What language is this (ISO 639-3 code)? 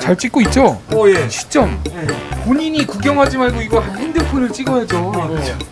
kor